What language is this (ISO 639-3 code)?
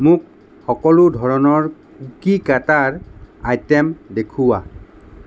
asm